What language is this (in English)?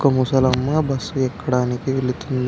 Telugu